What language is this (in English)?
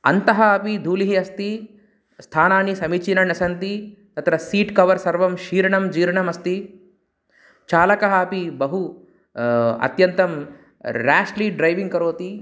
Sanskrit